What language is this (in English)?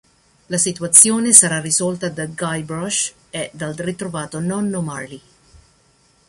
Italian